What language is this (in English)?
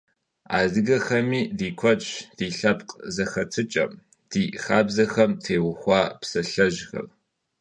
Kabardian